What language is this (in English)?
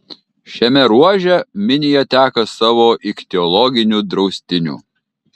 Lithuanian